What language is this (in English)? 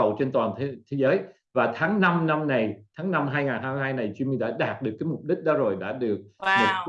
Vietnamese